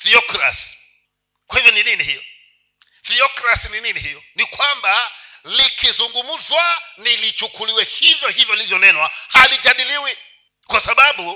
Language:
Swahili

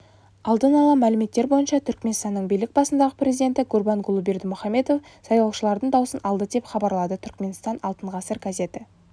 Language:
Kazakh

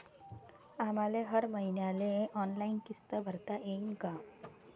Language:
Marathi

